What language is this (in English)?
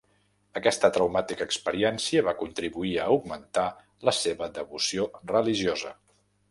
Catalan